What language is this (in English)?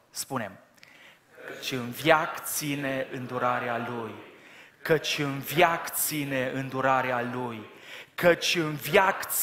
Romanian